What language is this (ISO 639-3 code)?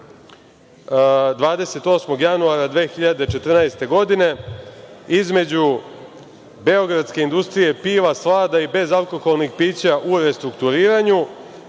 srp